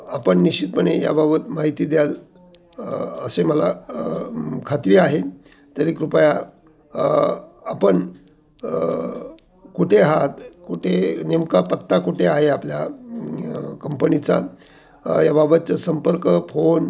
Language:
Marathi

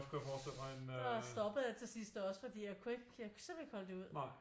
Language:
Danish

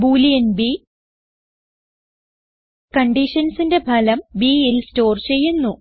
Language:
Malayalam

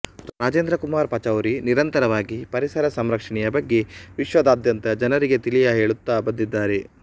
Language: Kannada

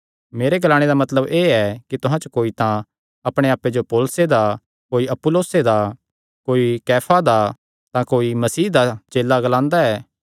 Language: Kangri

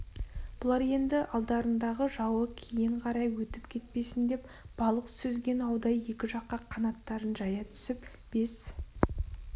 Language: Kazakh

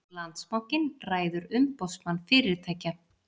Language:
Icelandic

